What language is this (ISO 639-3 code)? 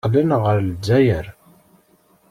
kab